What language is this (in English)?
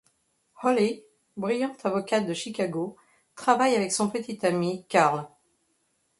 French